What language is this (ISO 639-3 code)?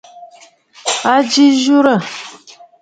bfd